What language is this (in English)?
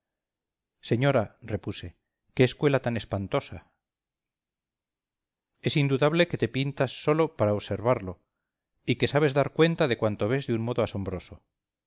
Spanish